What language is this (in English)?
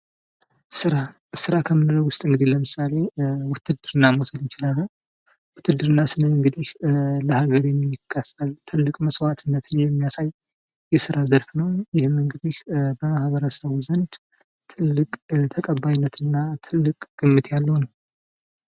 Amharic